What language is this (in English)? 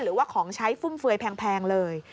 Thai